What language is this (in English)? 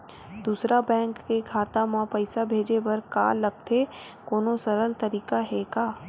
Chhattisgarhi